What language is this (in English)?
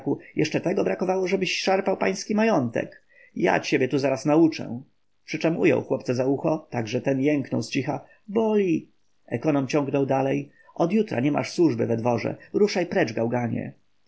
Polish